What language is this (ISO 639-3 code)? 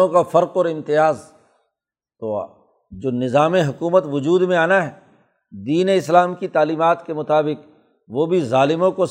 urd